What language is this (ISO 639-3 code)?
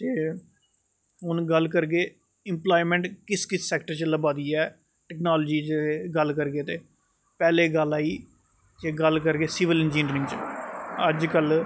doi